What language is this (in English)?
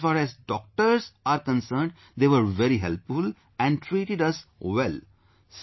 English